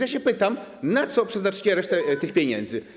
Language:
Polish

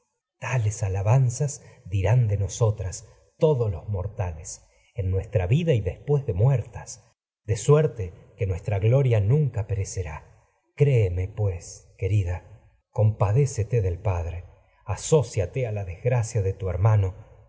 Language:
Spanish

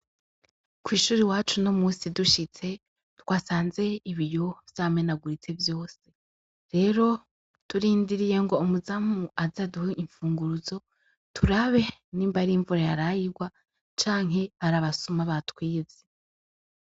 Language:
Rundi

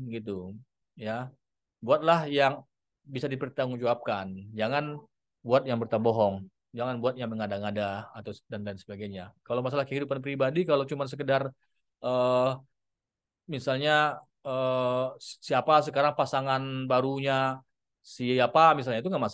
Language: Indonesian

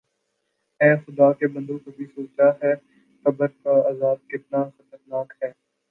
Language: Urdu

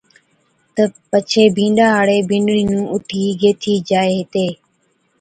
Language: Od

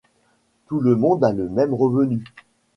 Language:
French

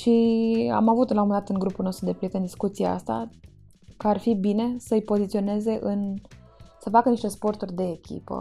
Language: Romanian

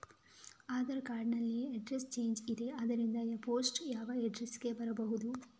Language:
Kannada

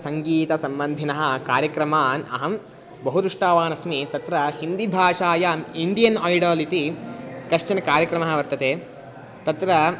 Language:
Sanskrit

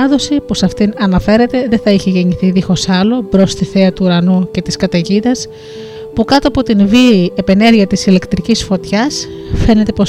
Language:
Greek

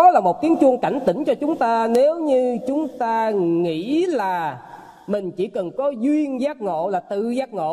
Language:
Vietnamese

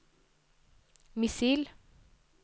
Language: Norwegian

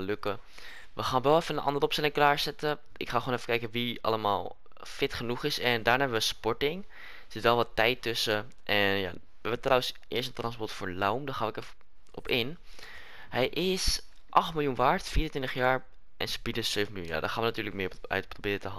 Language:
Dutch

